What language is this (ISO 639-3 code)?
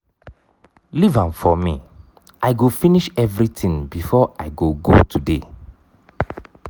pcm